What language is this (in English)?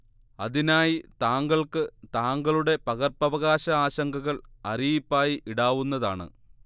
Malayalam